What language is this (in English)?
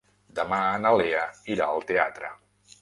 Catalan